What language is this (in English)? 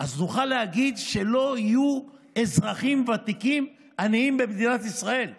Hebrew